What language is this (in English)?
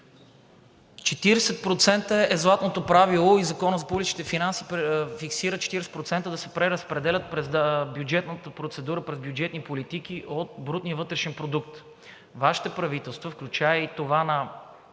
Bulgarian